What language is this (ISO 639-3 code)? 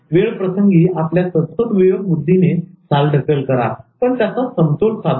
mar